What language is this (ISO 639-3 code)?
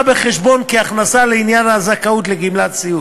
heb